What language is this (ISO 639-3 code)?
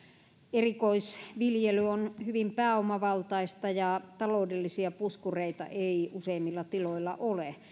fin